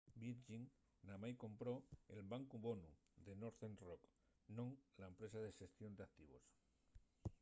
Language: Asturian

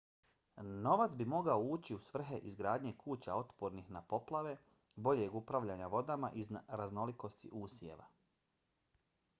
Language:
Bosnian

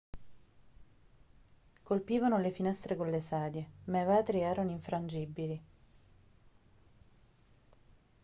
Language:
Italian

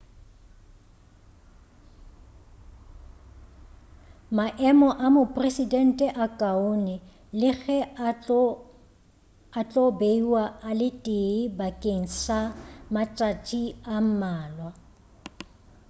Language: Northern Sotho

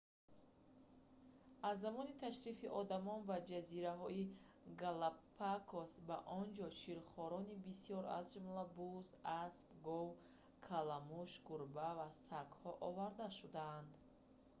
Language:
Tajik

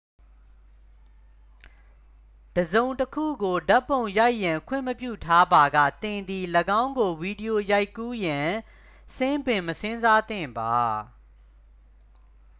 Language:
Burmese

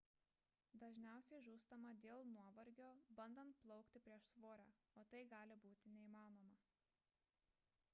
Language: Lithuanian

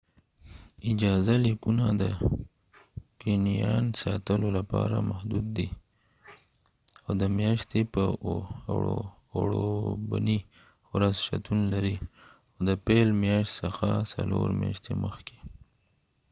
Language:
Pashto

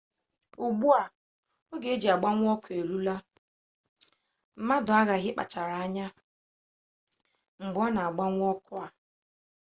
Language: Igbo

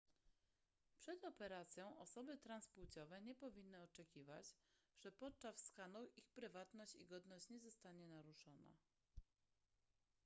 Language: Polish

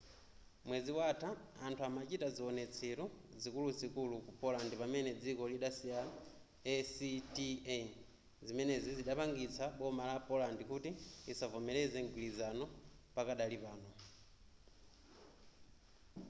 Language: Nyanja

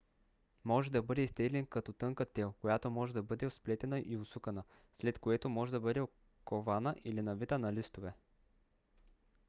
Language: Bulgarian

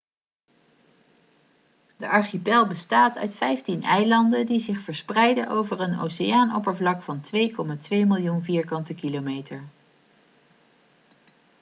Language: Dutch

